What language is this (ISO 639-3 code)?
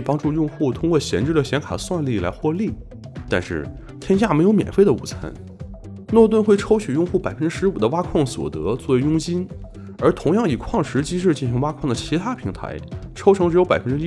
zho